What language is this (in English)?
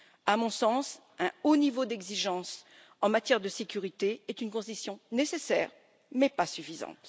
French